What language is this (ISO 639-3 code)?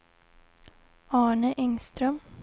swe